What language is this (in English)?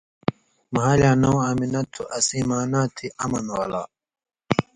Indus Kohistani